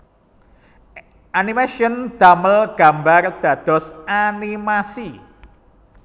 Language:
Javanese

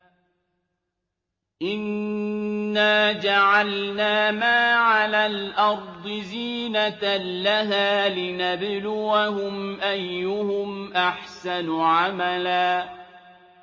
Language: Arabic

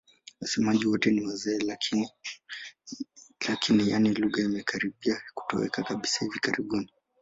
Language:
Swahili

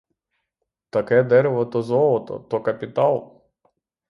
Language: Ukrainian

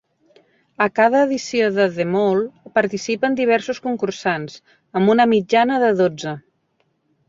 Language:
Catalan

